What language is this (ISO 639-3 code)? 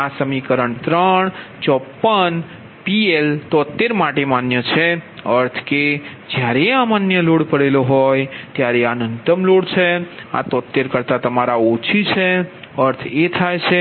guj